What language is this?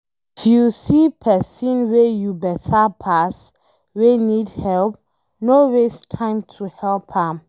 Nigerian Pidgin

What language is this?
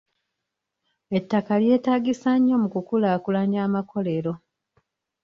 Ganda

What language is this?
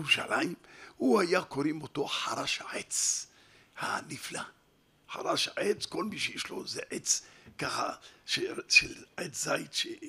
Hebrew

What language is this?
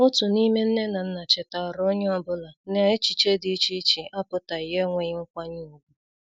Igbo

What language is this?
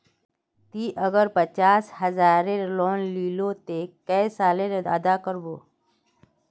Magahi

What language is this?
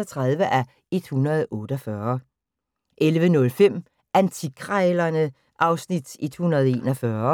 Danish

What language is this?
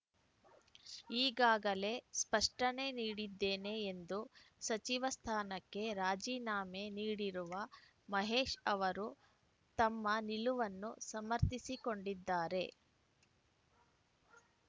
Kannada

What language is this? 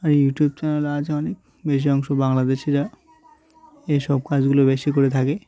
Bangla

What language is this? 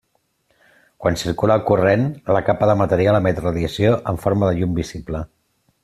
Catalan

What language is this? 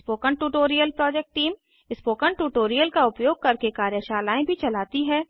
Hindi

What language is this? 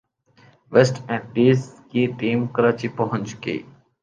Urdu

